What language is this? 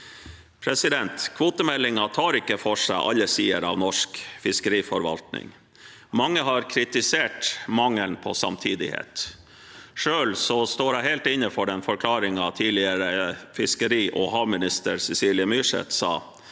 Norwegian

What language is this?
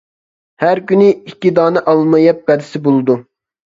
Uyghur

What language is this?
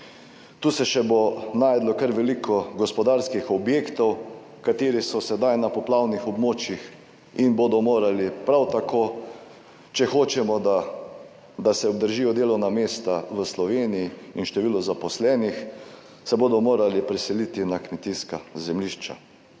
Slovenian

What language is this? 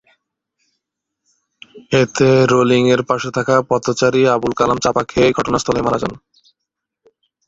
Bangla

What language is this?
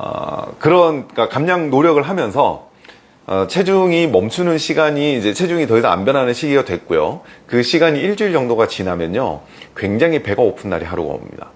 Korean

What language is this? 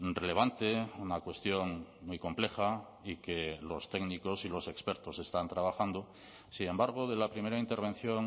Spanish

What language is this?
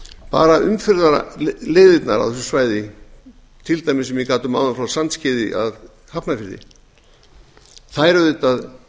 Icelandic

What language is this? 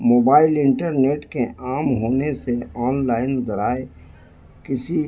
Urdu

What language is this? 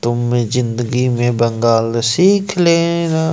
Hindi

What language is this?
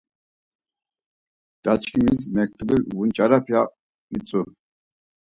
Laz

